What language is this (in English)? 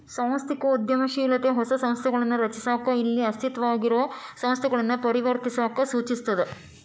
Kannada